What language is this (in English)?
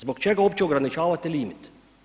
Croatian